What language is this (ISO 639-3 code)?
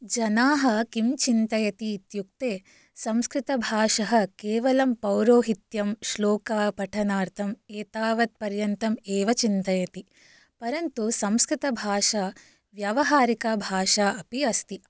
san